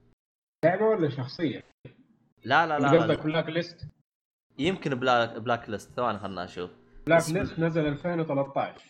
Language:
Arabic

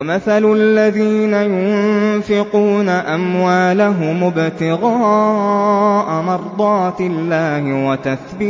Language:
Arabic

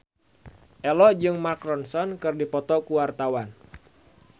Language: Sundanese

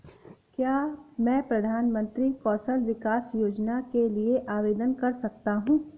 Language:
Hindi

